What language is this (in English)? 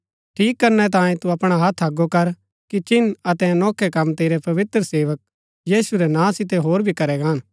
Gaddi